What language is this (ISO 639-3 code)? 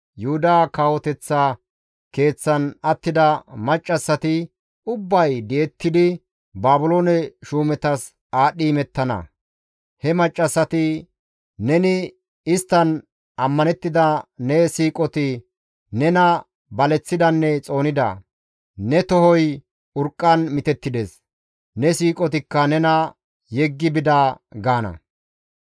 gmv